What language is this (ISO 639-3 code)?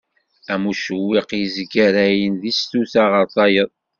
kab